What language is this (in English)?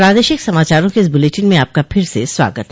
Hindi